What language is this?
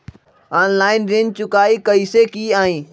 Magahi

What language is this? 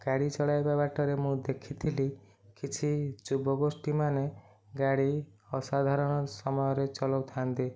Odia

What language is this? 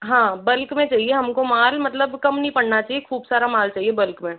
Hindi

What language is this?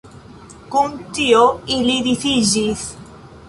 Esperanto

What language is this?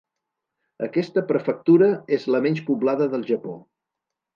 Catalan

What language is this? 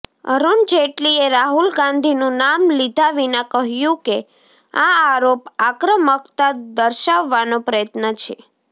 Gujarati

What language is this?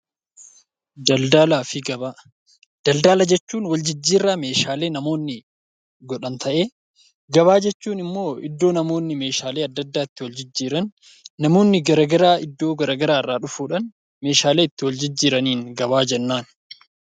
Oromo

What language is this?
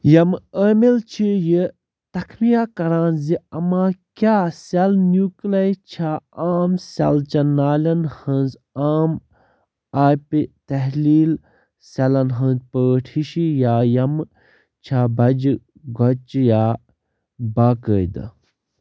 Kashmiri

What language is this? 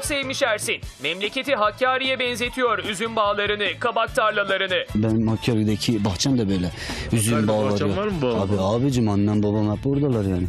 Turkish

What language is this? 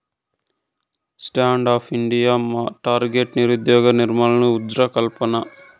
Telugu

